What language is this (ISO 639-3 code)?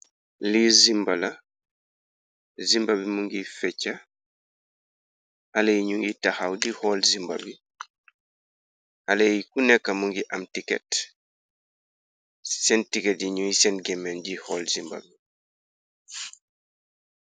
wol